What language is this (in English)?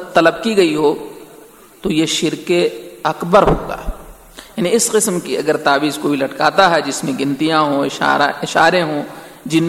Urdu